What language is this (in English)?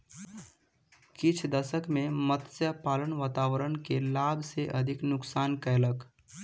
Maithili